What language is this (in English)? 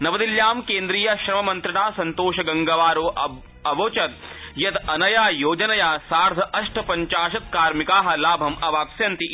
Sanskrit